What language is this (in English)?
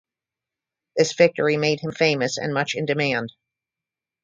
English